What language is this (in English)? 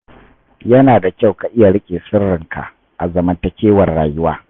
Hausa